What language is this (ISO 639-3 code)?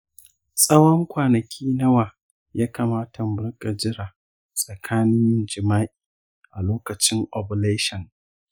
hau